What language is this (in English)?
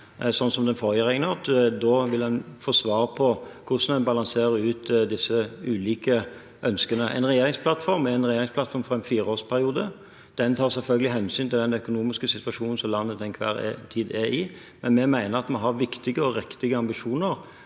Norwegian